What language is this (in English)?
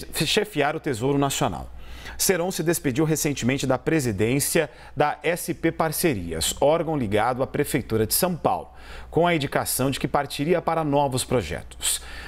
Portuguese